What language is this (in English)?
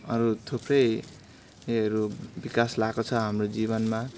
Nepali